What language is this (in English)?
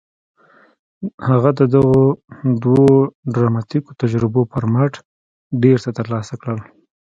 Pashto